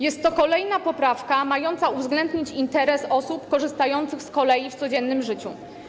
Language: Polish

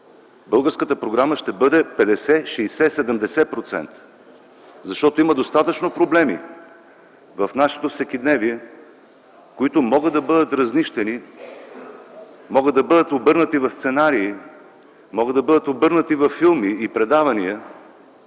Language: Bulgarian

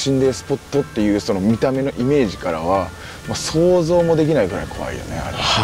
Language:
Japanese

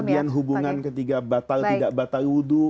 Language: Indonesian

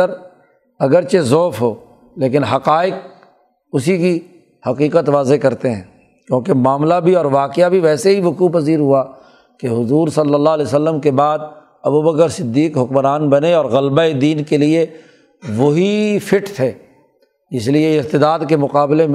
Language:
Urdu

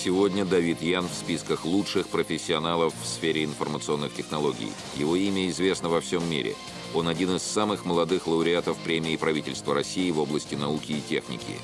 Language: Russian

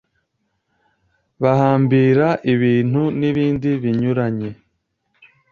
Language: Kinyarwanda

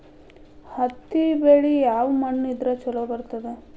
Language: Kannada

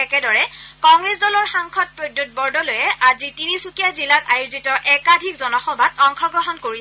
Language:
Assamese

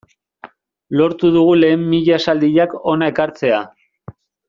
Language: Basque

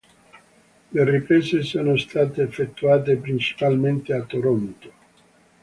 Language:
Italian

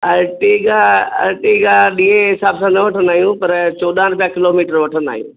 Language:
Sindhi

